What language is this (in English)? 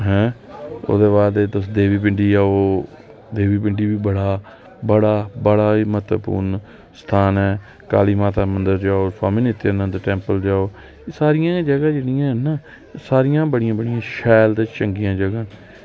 Dogri